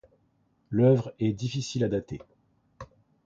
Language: French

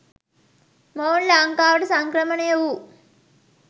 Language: Sinhala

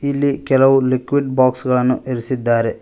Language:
Kannada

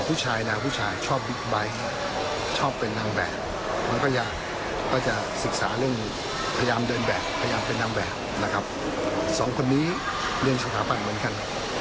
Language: Thai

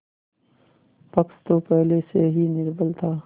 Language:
Hindi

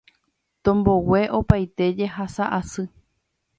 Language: Guarani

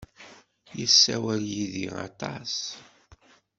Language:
Kabyle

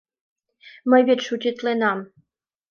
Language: Mari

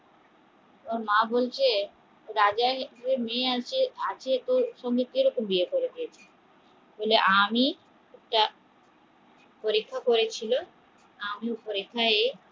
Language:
Bangla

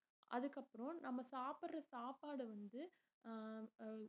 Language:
Tamil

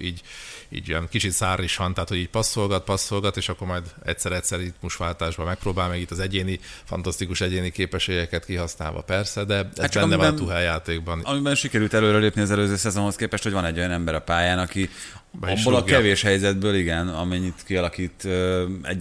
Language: Hungarian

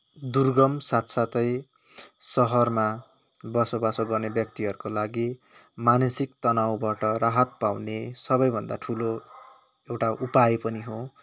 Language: Nepali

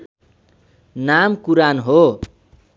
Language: Nepali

